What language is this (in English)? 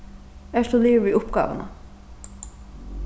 Faroese